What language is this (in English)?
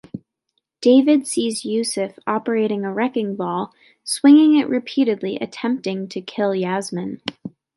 English